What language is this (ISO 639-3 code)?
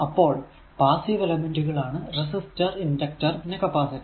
mal